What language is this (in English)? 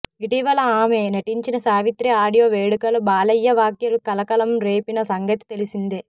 Telugu